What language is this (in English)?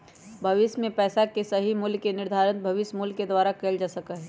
Magahi